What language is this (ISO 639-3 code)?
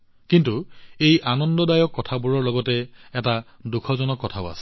asm